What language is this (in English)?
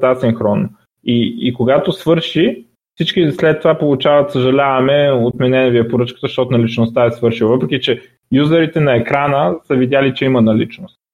Bulgarian